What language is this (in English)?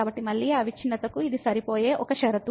Telugu